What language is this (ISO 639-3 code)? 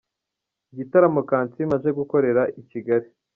kin